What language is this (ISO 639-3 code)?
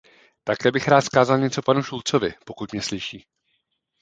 ces